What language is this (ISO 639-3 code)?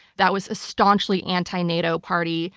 eng